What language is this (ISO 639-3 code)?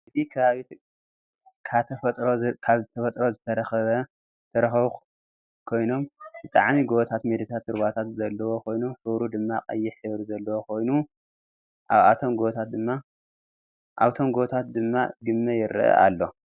tir